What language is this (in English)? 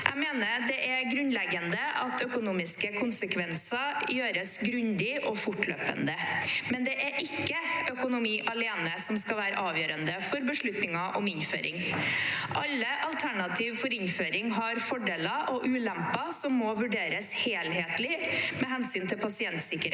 Norwegian